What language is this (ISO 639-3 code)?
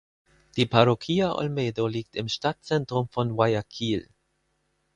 deu